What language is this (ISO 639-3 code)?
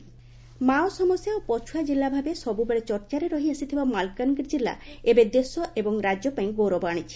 ori